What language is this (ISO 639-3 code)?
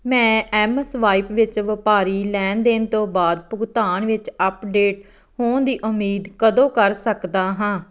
pan